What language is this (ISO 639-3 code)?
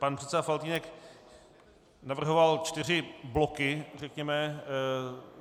ces